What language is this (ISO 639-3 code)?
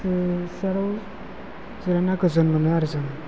brx